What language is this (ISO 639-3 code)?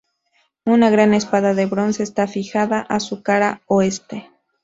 spa